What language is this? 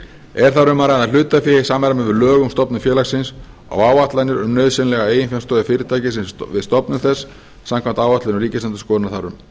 Icelandic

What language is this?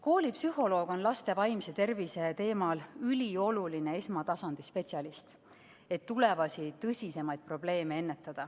Estonian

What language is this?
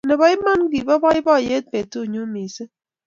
Kalenjin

